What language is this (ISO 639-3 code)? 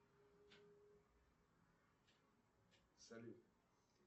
rus